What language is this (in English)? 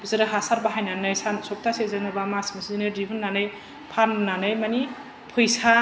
Bodo